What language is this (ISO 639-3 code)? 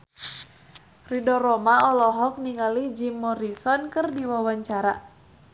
sun